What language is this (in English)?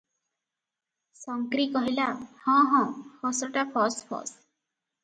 Odia